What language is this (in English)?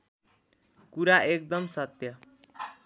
Nepali